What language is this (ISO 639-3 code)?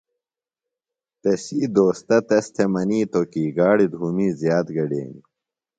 phl